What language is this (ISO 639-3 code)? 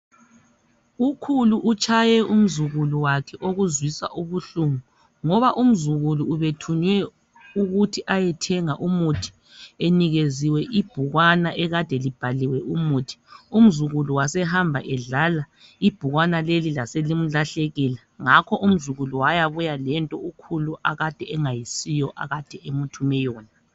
nde